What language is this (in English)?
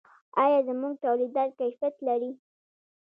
Pashto